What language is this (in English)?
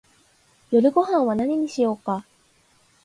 Japanese